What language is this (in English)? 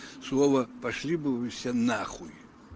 Russian